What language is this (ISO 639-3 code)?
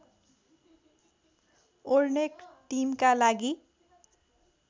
nep